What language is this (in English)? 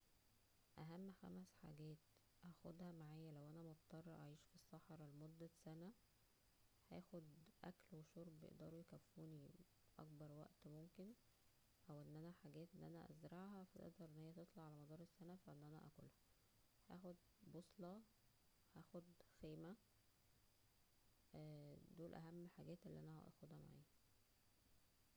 Egyptian Arabic